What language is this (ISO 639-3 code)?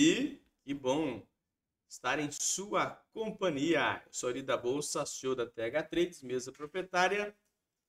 por